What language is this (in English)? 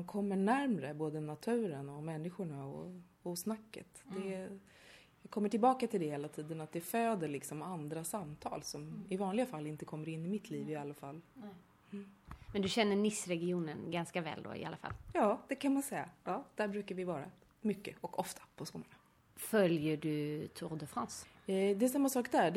Swedish